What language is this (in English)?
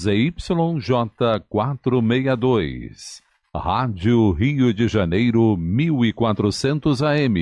Portuguese